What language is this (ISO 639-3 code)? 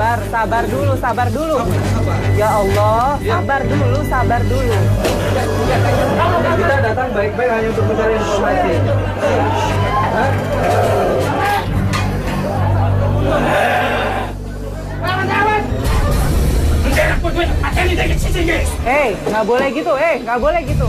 ind